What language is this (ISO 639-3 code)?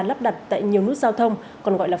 vie